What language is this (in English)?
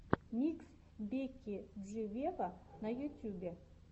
Russian